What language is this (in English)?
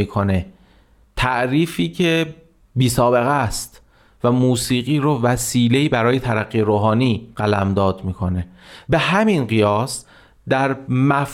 Persian